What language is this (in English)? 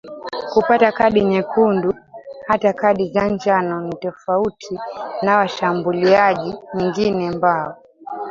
Swahili